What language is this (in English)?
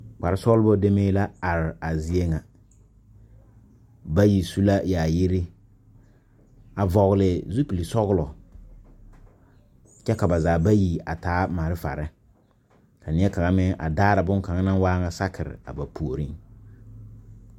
Southern Dagaare